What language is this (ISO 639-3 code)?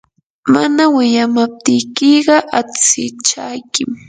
qur